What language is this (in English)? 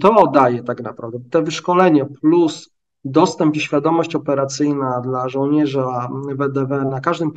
Polish